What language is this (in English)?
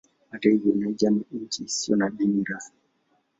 Swahili